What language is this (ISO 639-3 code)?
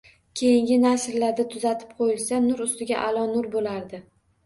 uzb